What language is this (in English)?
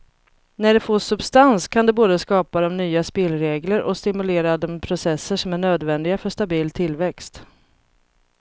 Swedish